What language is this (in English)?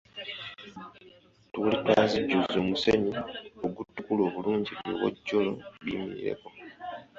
Ganda